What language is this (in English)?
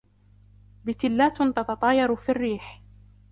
Arabic